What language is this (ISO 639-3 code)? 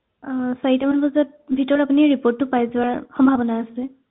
asm